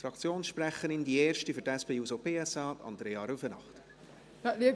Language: Swiss German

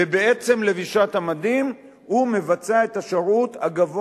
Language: Hebrew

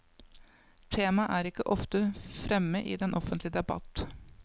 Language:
Norwegian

